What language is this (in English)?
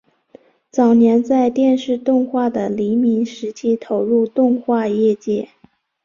Chinese